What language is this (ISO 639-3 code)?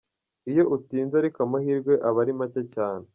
kin